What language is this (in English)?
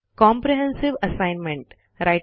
Marathi